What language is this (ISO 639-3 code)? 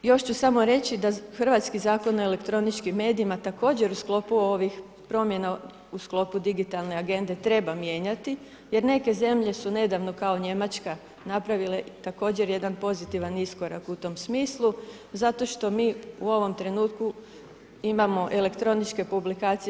hrv